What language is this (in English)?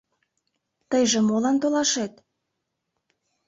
Mari